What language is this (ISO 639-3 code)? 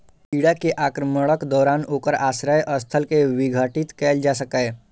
mai